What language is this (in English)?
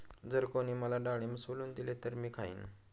Marathi